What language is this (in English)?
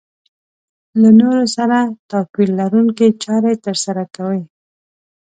Pashto